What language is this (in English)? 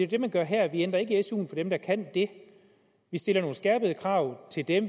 Danish